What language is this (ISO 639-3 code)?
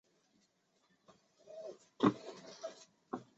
zho